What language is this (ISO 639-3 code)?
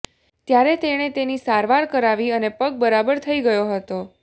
guj